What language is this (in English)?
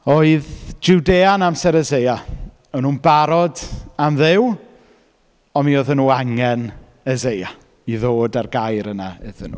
Welsh